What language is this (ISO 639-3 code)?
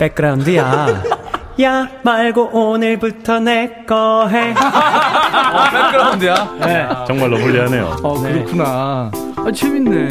kor